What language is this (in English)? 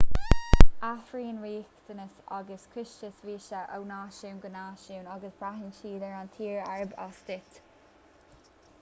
Irish